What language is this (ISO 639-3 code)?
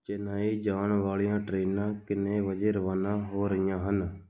pan